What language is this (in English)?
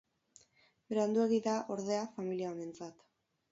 Basque